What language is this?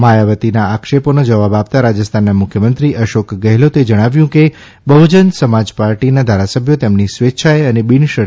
Gujarati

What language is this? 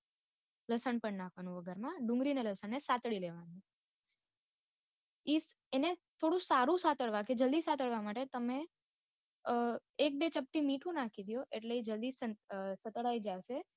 Gujarati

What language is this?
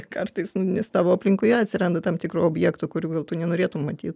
Lithuanian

